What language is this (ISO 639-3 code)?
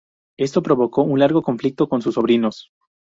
spa